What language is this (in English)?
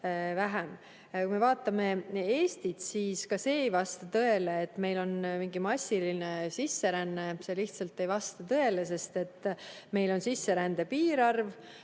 Estonian